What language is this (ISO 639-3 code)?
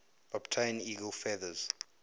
eng